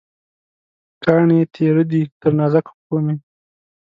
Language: Pashto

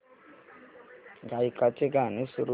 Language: Marathi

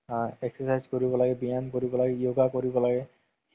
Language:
Assamese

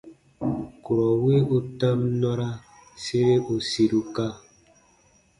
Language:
Baatonum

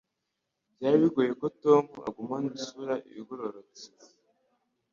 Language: Kinyarwanda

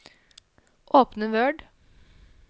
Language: Norwegian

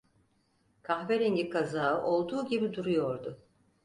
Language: Turkish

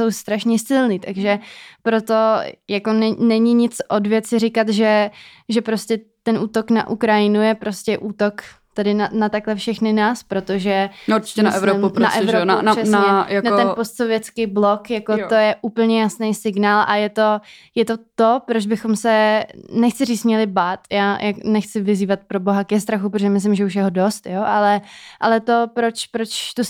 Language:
Czech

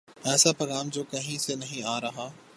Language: Urdu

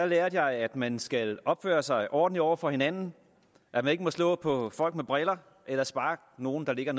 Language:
Danish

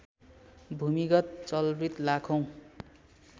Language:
Nepali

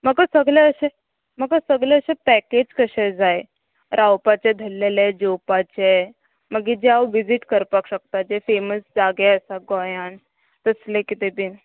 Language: Konkani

